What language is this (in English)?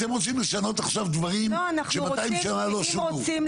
Hebrew